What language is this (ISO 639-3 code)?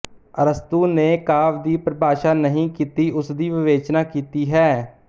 pan